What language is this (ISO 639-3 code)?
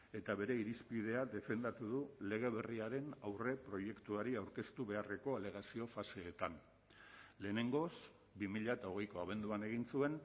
eus